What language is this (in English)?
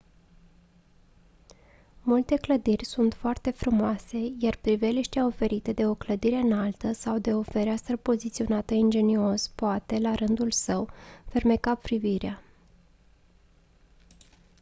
Romanian